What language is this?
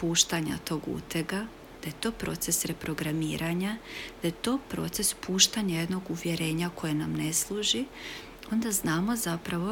Croatian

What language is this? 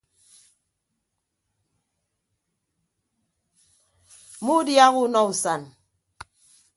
Ibibio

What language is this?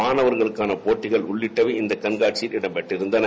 Tamil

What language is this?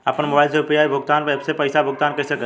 Bhojpuri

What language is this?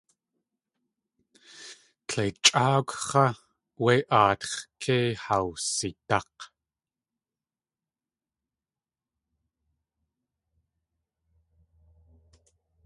Tlingit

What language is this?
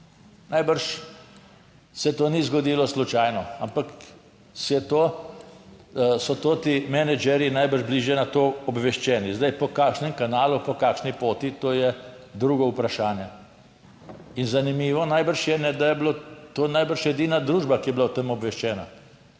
Slovenian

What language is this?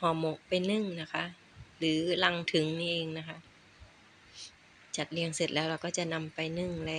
Thai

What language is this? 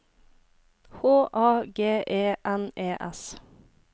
Norwegian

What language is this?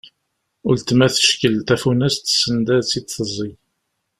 Kabyle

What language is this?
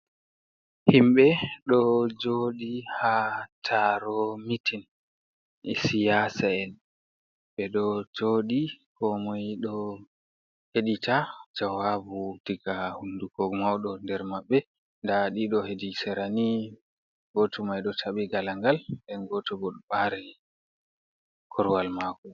Fula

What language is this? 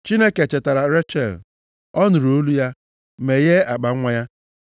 Igbo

